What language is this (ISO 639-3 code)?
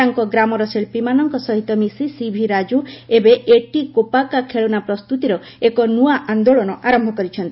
ori